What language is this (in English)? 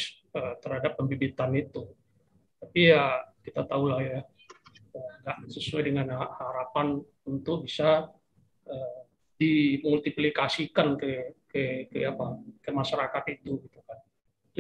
Indonesian